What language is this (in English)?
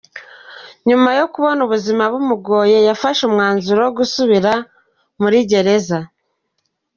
Kinyarwanda